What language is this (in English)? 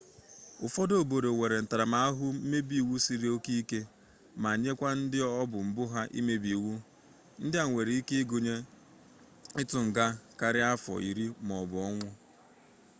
Igbo